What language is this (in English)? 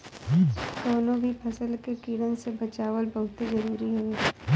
Bhojpuri